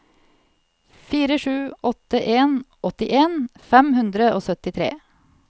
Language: Norwegian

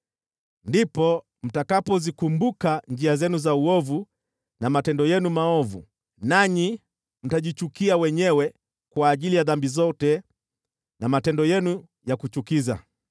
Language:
Swahili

